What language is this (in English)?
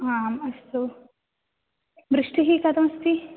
Sanskrit